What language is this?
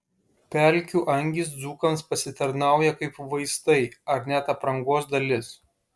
Lithuanian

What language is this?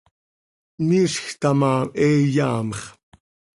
Seri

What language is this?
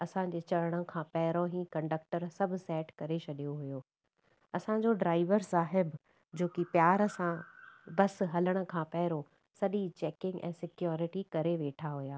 Sindhi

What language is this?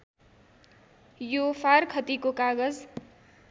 Nepali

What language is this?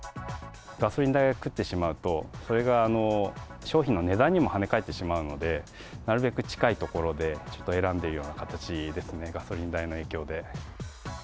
Japanese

